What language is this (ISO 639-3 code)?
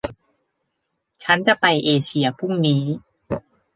tha